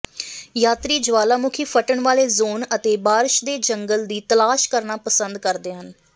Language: Punjabi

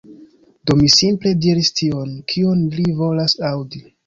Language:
Esperanto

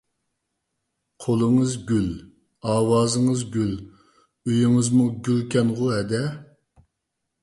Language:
Uyghur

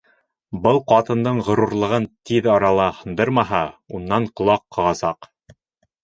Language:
Bashkir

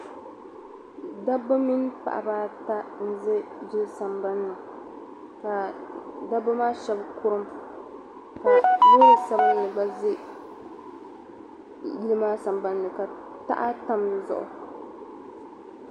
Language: Dagbani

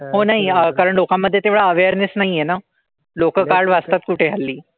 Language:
Marathi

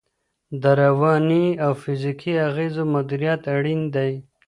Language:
Pashto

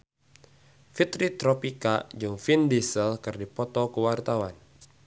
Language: Sundanese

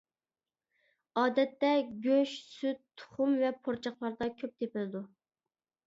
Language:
Uyghur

